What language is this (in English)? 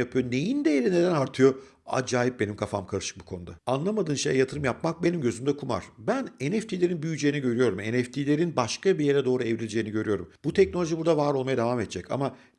Turkish